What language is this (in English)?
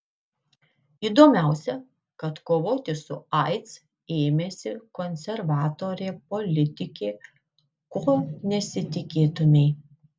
Lithuanian